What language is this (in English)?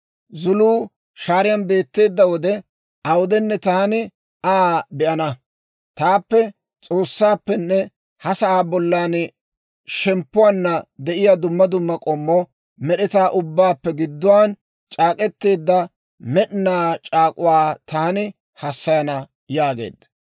Dawro